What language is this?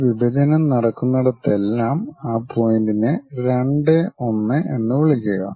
Malayalam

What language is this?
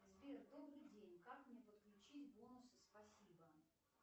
Russian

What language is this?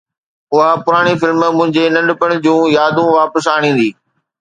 Sindhi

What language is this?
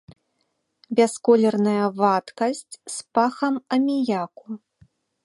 Belarusian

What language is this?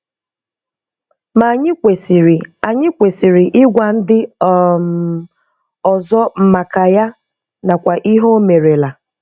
Igbo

